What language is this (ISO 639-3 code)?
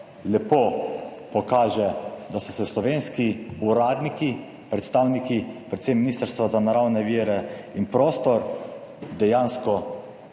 slv